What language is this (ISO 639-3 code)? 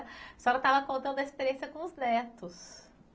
por